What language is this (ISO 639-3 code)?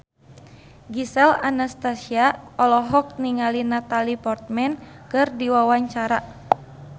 sun